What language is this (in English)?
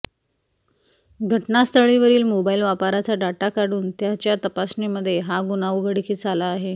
Marathi